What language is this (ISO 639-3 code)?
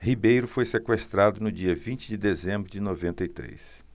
por